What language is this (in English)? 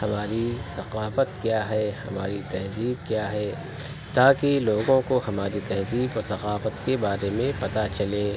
Urdu